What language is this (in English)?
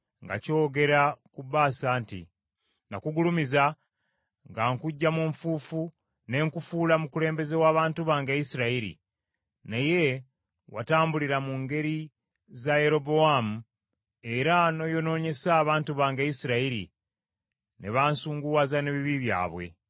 Ganda